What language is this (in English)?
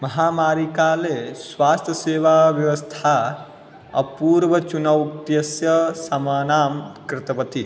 Sanskrit